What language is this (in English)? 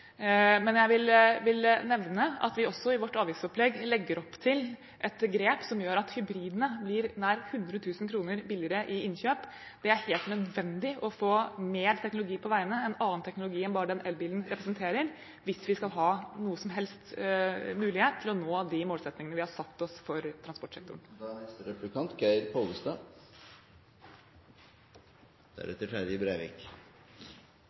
Norwegian Bokmål